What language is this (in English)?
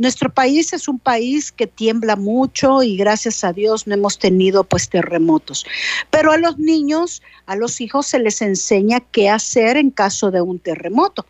Spanish